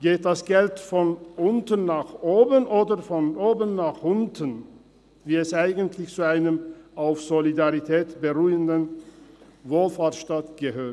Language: Swiss German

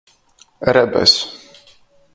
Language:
Latgalian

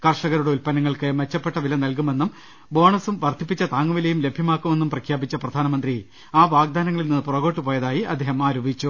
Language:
Malayalam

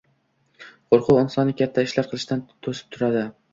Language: Uzbek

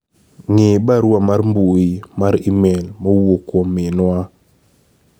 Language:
Luo (Kenya and Tanzania)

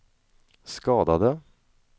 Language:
Swedish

